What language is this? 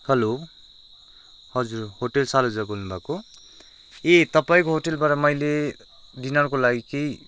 Nepali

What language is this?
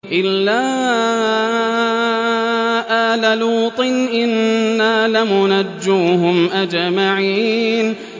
Arabic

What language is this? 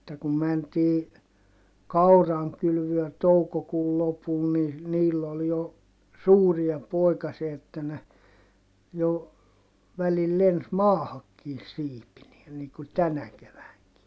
Finnish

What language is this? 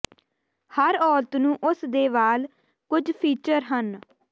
Punjabi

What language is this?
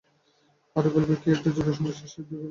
Bangla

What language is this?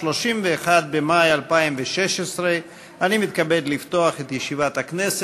Hebrew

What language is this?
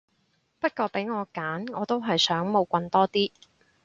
Cantonese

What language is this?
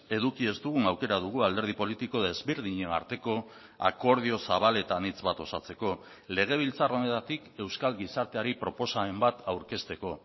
Basque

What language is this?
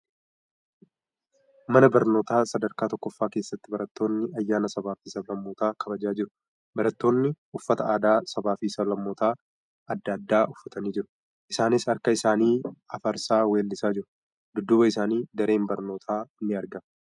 Oromo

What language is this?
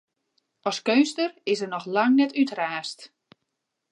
Western Frisian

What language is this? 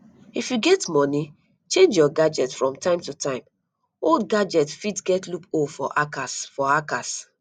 Nigerian Pidgin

